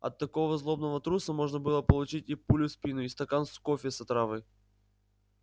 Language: Russian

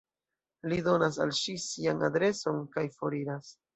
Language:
Esperanto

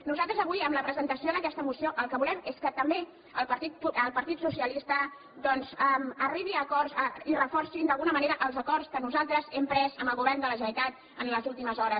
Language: Catalan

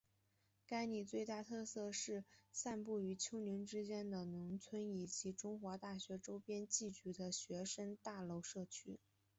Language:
Chinese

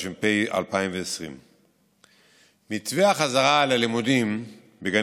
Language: Hebrew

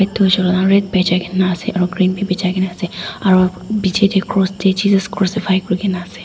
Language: Naga Pidgin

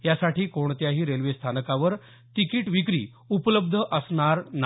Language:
Marathi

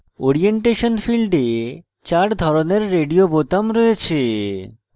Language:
Bangla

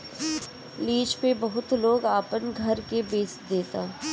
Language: Bhojpuri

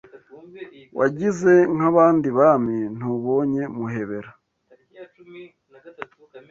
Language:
Kinyarwanda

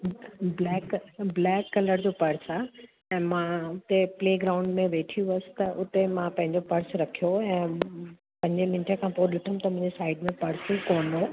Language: Sindhi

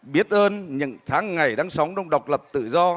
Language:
Vietnamese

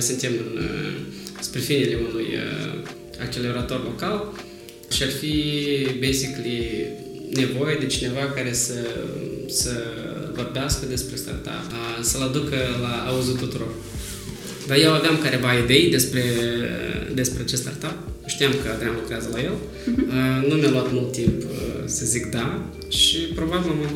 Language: Romanian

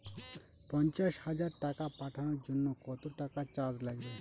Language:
Bangla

